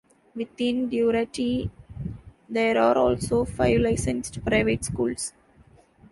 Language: English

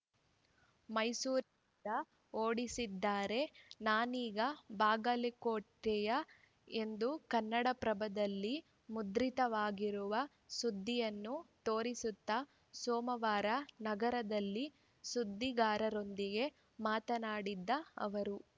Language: Kannada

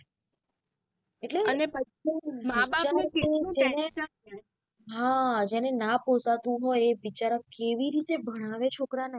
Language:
Gujarati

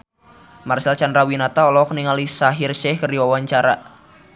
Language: Sundanese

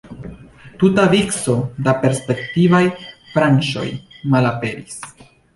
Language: Esperanto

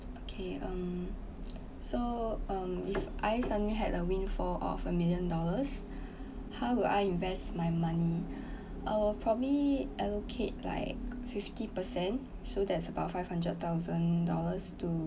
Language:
English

